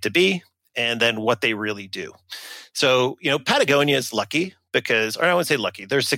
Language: English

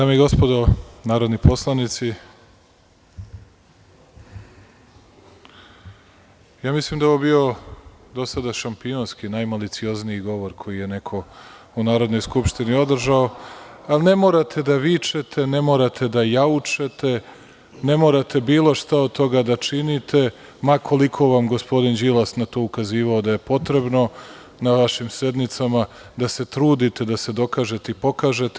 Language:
Serbian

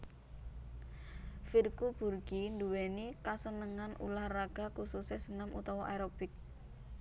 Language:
Javanese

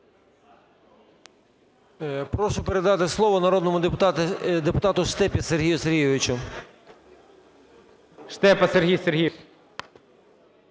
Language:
Ukrainian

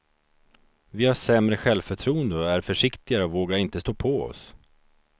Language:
Swedish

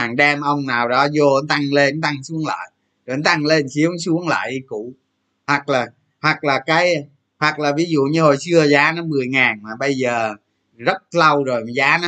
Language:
Vietnamese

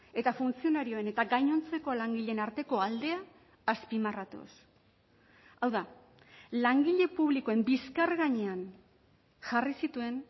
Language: Basque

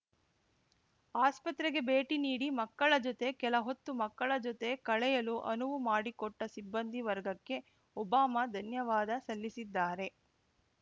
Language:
Kannada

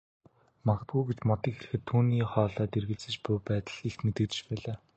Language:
Mongolian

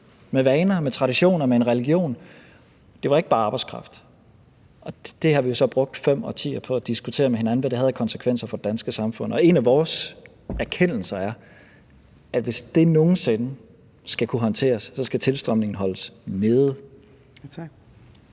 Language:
Danish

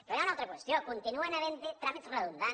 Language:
Catalan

